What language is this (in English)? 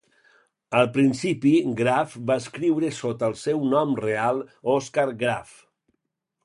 Catalan